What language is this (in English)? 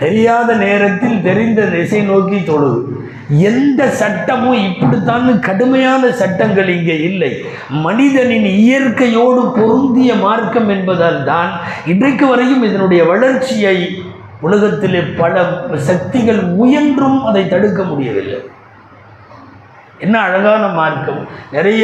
Tamil